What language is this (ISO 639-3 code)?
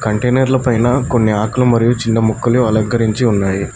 tel